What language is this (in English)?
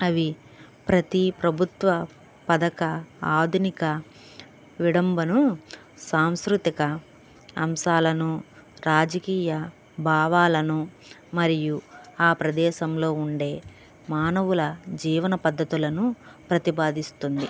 Telugu